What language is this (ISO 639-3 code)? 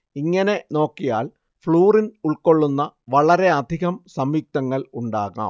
mal